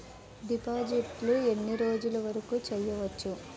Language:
Telugu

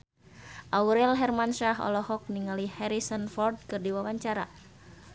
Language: Sundanese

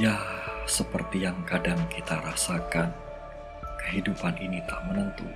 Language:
Indonesian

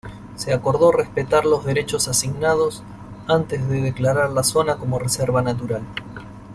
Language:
Spanish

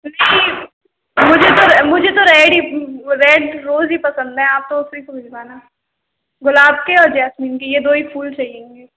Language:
Hindi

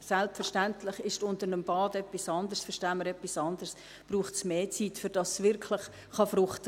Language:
Swiss German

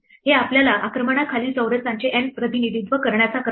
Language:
Marathi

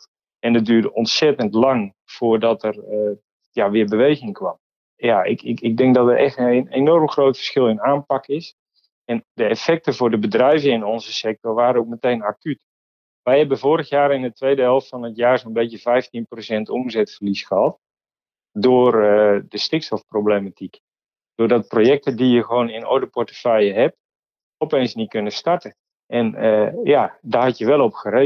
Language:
Dutch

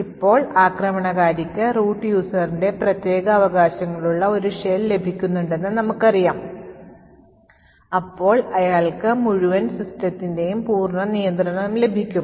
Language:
Malayalam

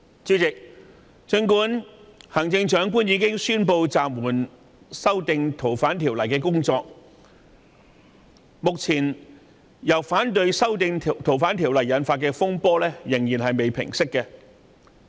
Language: Cantonese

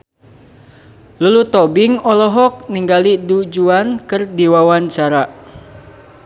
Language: Sundanese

